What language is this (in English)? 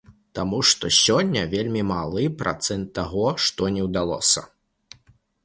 Belarusian